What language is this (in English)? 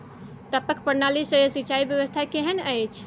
Maithili